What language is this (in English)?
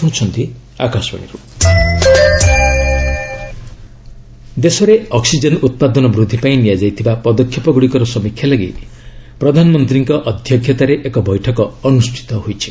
Odia